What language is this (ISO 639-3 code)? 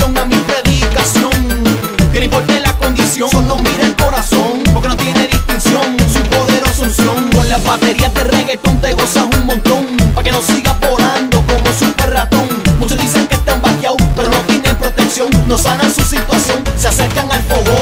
pol